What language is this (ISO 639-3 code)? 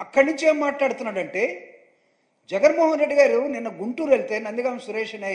tel